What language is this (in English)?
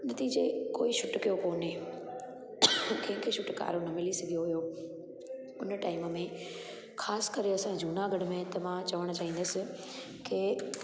Sindhi